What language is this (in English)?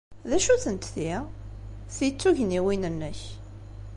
Kabyle